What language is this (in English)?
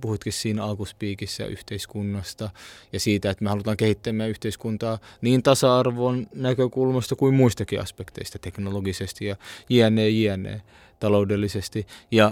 Finnish